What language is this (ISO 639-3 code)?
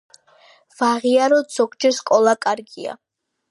kat